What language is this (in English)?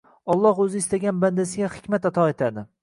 Uzbek